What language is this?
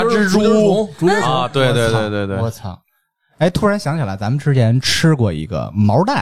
Chinese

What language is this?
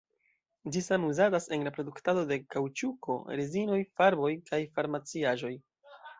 Esperanto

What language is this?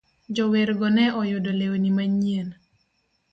Luo (Kenya and Tanzania)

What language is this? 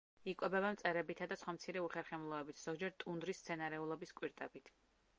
Georgian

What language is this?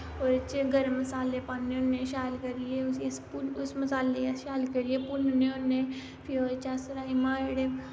Dogri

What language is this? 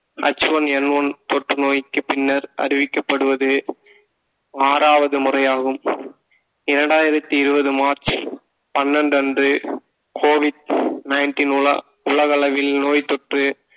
Tamil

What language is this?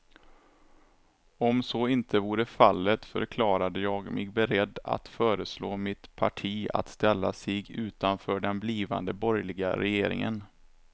Swedish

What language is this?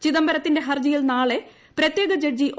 Malayalam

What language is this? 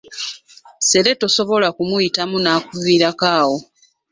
Ganda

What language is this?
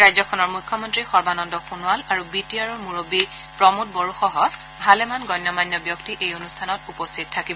Assamese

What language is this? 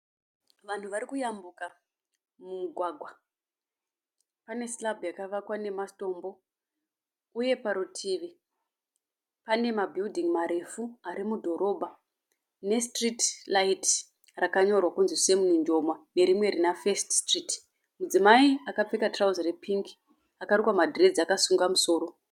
Shona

